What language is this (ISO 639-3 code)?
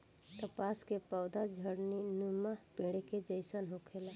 bho